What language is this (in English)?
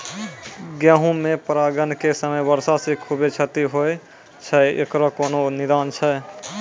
Maithili